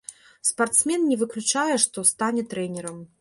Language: Belarusian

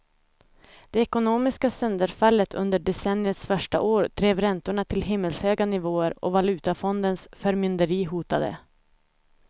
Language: Swedish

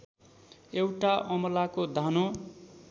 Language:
Nepali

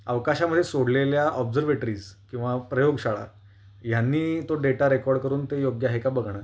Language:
Marathi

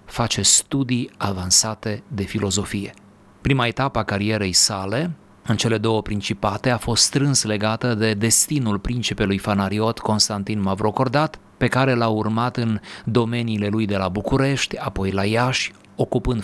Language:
Romanian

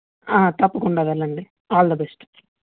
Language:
Telugu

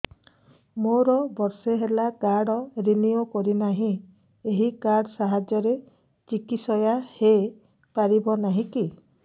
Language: Odia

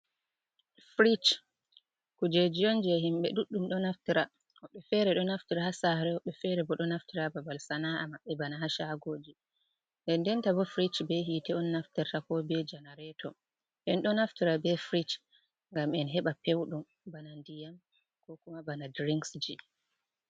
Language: Fula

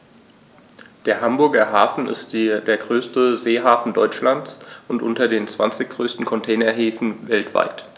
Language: German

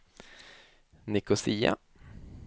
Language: Swedish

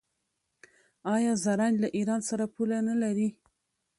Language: Pashto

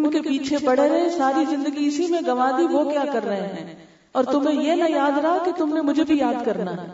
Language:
Urdu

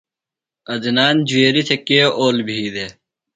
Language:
Phalura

